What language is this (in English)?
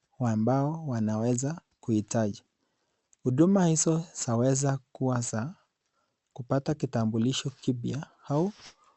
Swahili